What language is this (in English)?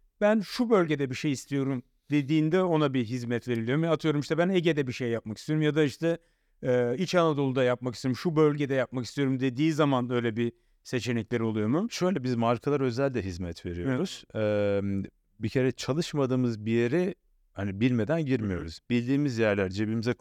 Turkish